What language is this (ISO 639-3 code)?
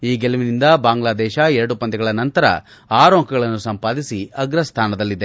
kan